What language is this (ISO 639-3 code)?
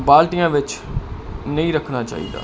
pan